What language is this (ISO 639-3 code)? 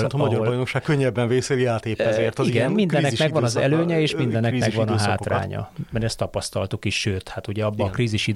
hun